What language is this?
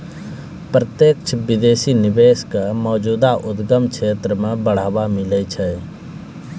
Maithili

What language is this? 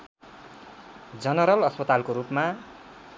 Nepali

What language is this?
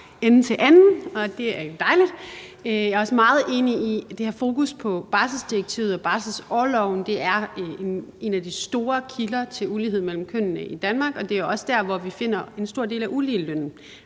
Danish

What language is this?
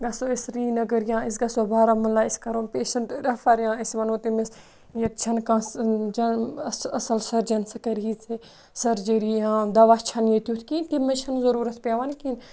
Kashmiri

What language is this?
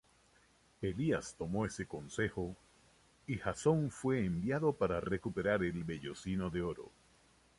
Spanish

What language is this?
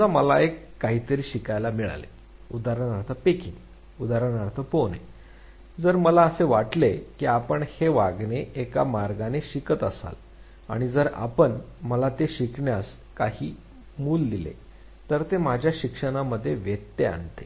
Marathi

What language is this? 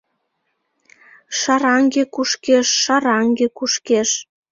Mari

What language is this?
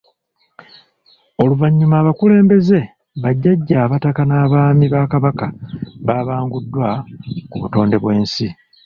Ganda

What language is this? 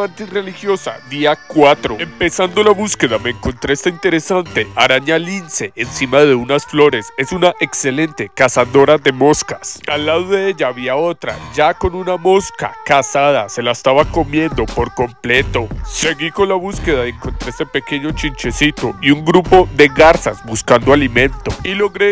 Spanish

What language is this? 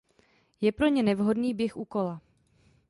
Czech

